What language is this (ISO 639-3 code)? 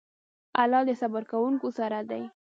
pus